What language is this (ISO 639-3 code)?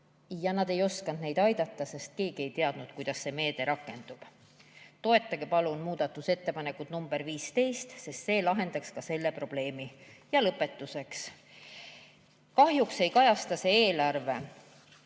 est